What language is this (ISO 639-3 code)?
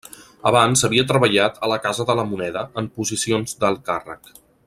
cat